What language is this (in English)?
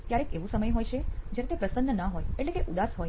Gujarati